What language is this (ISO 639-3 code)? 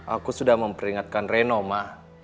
ind